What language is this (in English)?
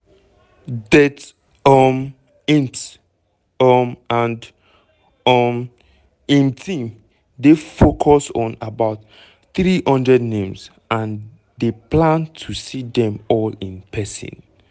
Nigerian Pidgin